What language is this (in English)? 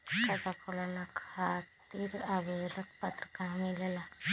Magahi